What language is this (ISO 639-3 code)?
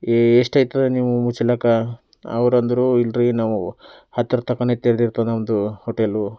kan